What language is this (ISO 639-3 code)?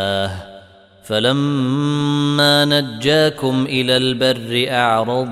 ara